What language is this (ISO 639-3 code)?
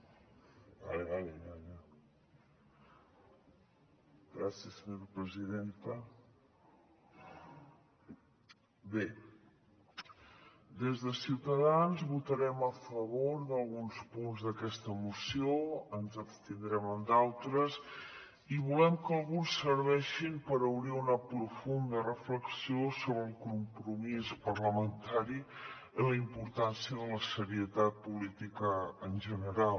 cat